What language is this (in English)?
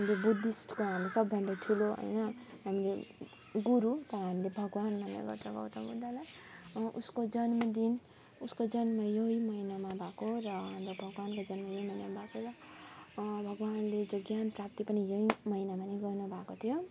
Nepali